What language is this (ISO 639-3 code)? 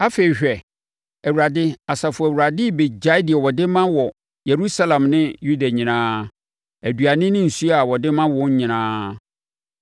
aka